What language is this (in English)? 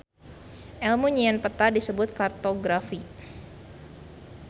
Sundanese